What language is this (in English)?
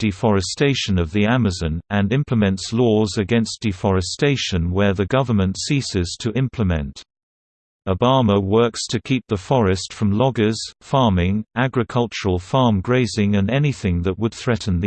English